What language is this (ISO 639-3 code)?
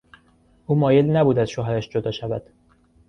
fas